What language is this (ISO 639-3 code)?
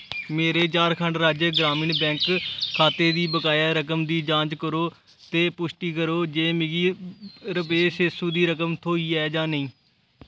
doi